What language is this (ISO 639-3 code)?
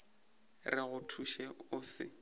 nso